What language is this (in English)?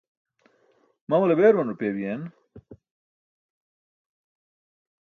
Burushaski